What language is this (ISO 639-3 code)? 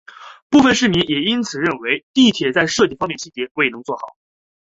zho